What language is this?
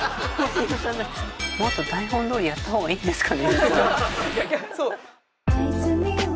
Japanese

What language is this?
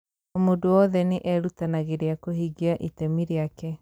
Kikuyu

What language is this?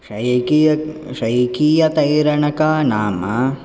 Sanskrit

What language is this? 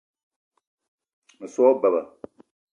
Eton (Cameroon)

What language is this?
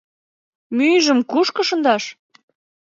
Mari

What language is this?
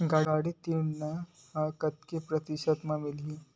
Chhattisgarhi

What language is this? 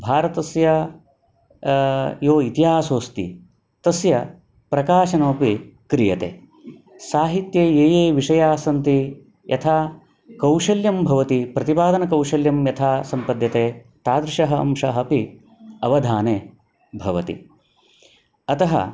Sanskrit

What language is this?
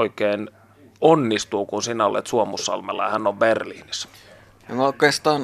Finnish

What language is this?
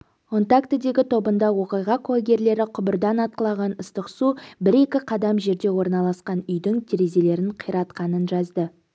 Kazakh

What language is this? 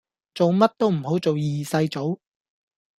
Cantonese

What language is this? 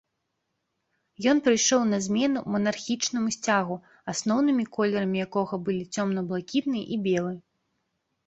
Belarusian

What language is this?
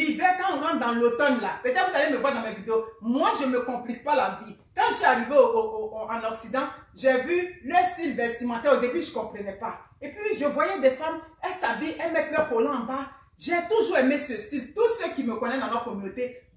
French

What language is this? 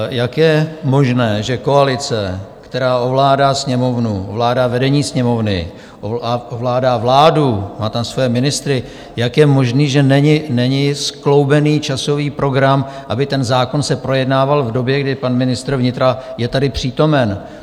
Czech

